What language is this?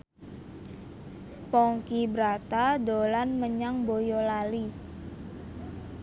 Javanese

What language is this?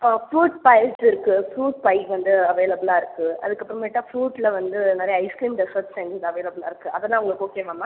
Tamil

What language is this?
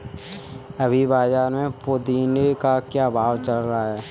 Hindi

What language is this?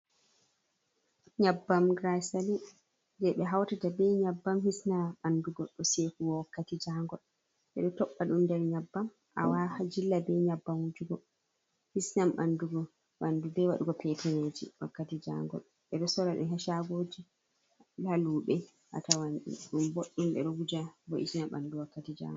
Fula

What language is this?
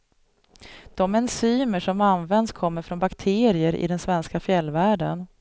Swedish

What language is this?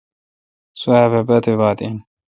Kalkoti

